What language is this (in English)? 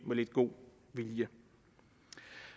Danish